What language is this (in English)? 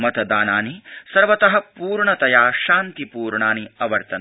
Sanskrit